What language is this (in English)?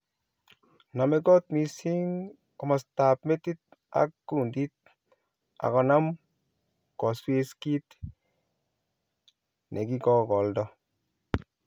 Kalenjin